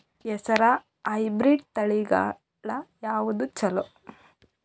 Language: Kannada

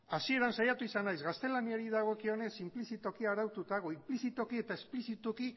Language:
Basque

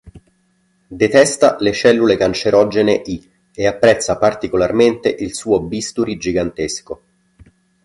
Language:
Italian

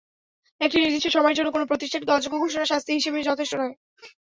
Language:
Bangla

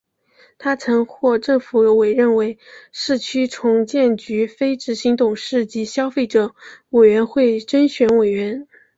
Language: Chinese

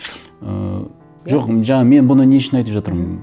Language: Kazakh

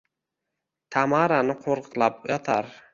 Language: Uzbek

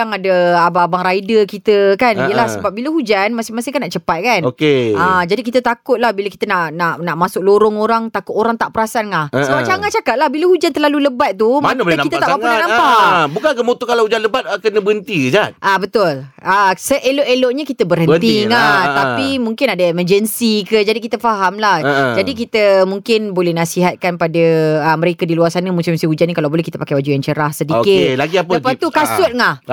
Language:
Malay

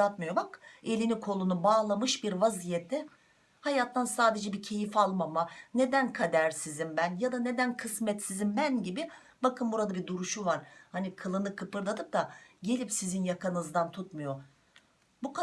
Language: Turkish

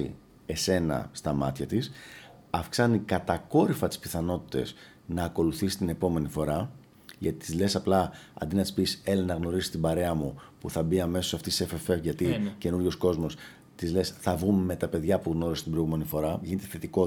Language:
Greek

